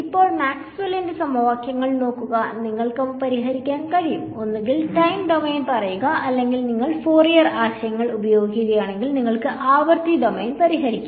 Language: Malayalam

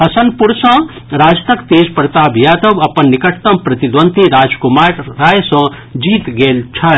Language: Maithili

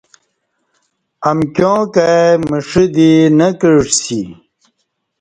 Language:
Kati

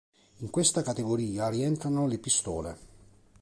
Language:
Italian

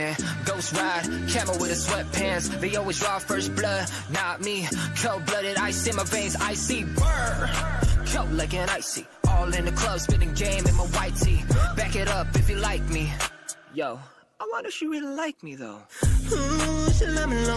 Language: English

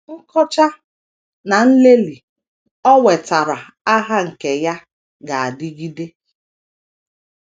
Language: Igbo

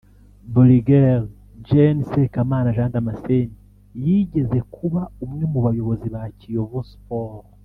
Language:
Kinyarwanda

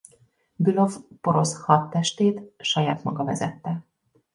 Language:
Hungarian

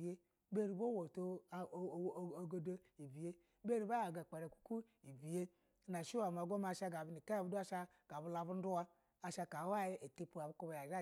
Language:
Basa (Nigeria)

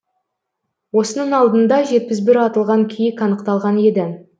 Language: Kazakh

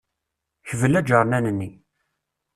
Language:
Kabyle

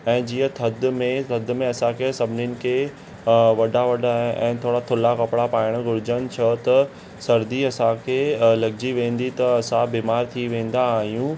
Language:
Sindhi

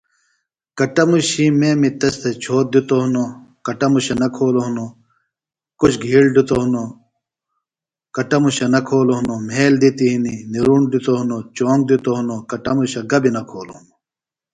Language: Phalura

